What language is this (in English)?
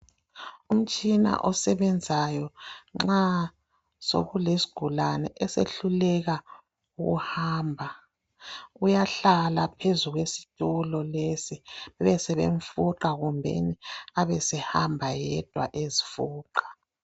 North Ndebele